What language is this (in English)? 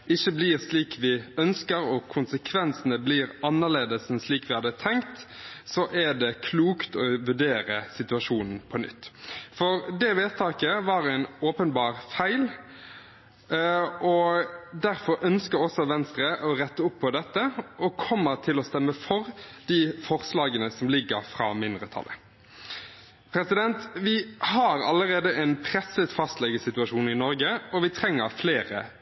Norwegian Bokmål